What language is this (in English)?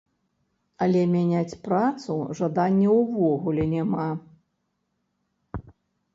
Belarusian